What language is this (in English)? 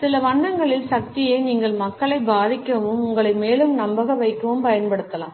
Tamil